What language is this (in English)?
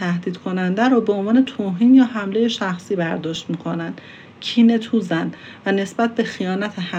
Persian